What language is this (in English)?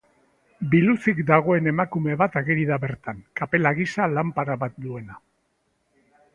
Basque